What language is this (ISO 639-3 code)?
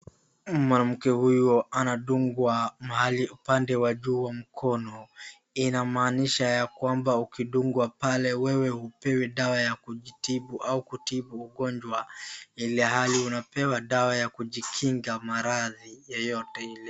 swa